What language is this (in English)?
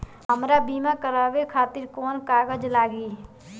Bhojpuri